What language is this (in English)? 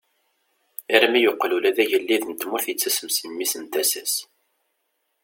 Kabyle